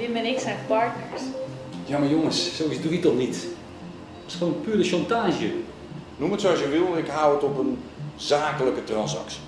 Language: Dutch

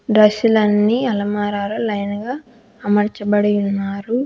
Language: Telugu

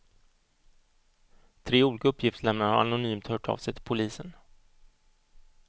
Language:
Swedish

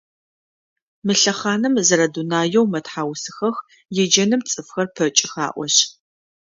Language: Adyghe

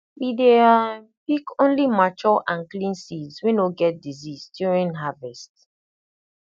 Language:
Nigerian Pidgin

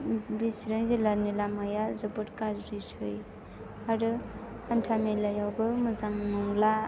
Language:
Bodo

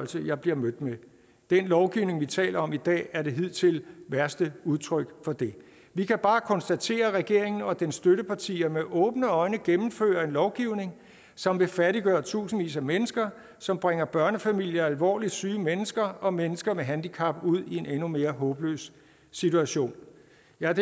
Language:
Danish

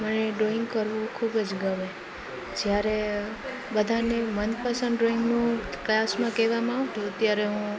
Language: Gujarati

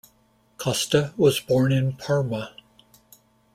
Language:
English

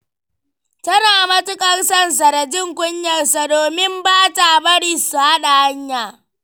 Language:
Hausa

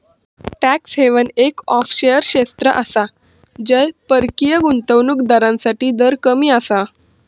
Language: Marathi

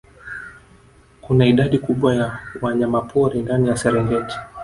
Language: Swahili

